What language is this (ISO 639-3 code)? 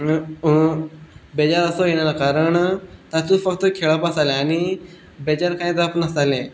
kok